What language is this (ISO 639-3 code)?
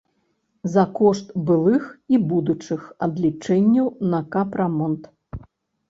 bel